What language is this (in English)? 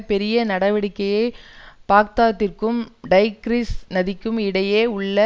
Tamil